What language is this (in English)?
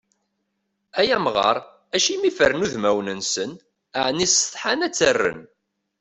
Kabyle